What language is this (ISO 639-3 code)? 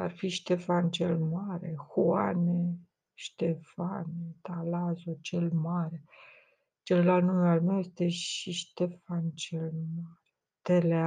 ron